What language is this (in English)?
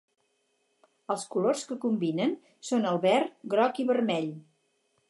Catalan